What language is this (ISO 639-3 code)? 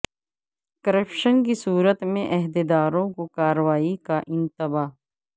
urd